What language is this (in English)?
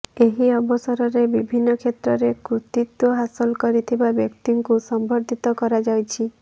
Odia